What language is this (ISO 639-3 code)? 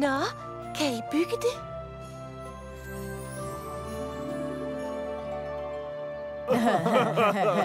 dan